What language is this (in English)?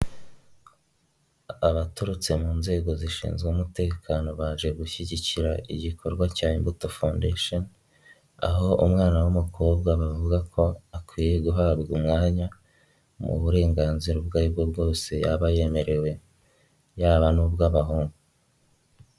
Kinyarwanda